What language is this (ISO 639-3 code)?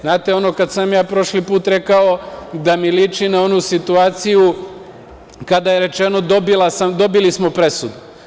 srp